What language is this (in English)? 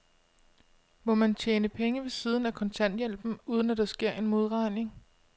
Danish